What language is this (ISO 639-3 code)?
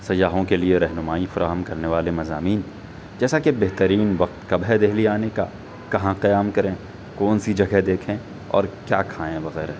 urd